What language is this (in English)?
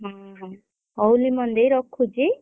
Odia